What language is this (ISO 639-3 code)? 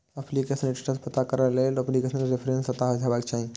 mai